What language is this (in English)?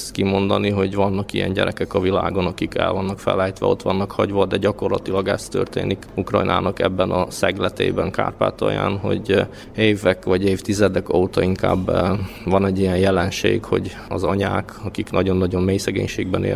Hungarian